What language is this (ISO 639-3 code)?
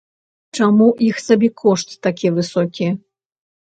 bel